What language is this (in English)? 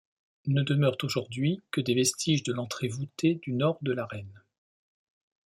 French